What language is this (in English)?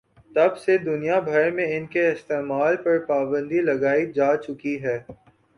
Urdu